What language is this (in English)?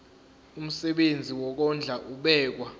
Zulu